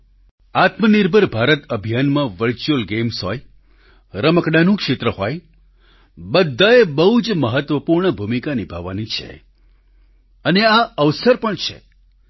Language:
Gujarati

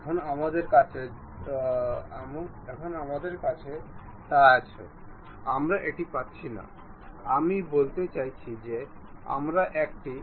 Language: Bangla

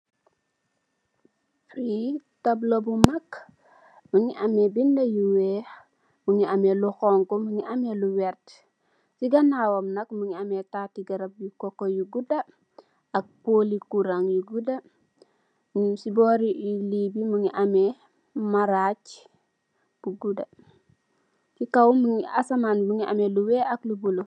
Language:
Wolof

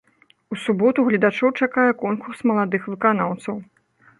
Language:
Belarusian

